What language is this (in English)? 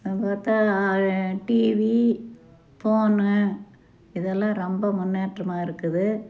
Tamil